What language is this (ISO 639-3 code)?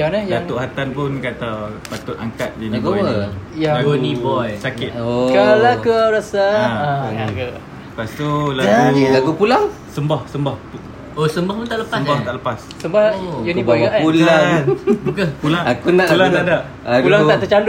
msa